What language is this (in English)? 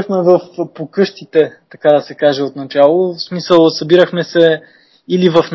Bulgarian